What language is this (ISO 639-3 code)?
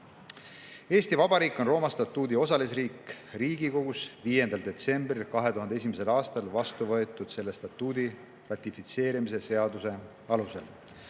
est